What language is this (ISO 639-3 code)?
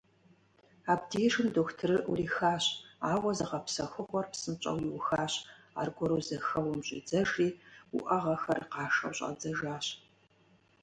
kbd